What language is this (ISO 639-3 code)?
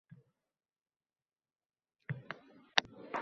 uzb